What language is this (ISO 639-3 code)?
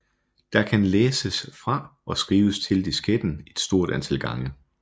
dan